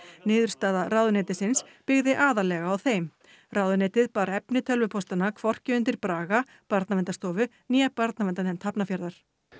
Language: Icelandic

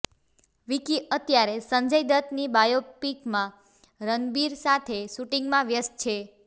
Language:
Gujarati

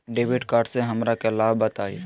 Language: Magahi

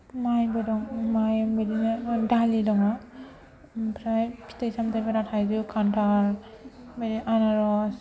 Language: Bodo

